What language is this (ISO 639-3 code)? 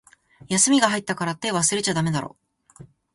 jpn